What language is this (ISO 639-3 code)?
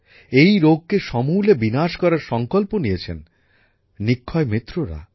ben